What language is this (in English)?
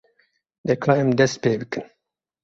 Kurdish